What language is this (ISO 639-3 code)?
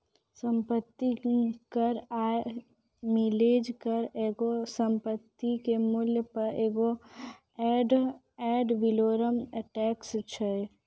mai